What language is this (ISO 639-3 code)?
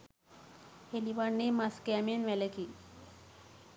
sin